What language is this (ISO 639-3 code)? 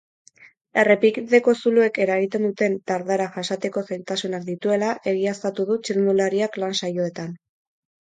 eus